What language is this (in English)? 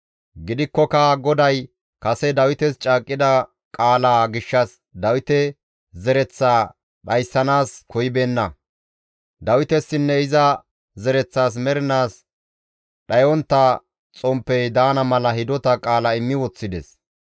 Gamo